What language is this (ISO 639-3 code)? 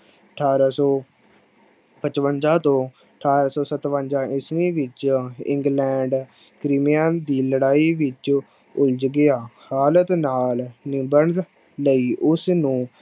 pan